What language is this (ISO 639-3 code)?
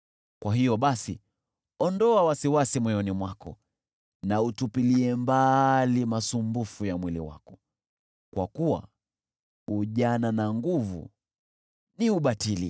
swa